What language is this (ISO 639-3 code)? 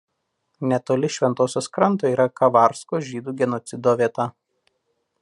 lit